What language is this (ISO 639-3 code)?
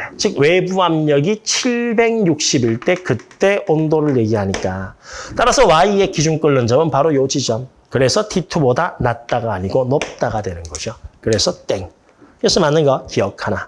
kor